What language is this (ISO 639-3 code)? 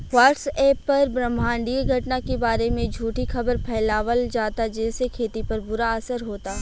bho